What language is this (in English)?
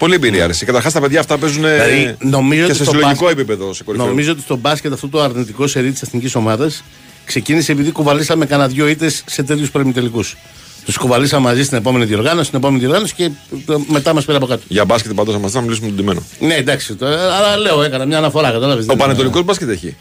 Greek